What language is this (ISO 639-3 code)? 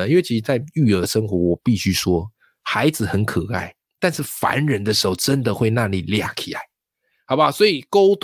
zho